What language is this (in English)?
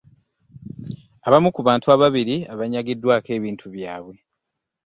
Ganda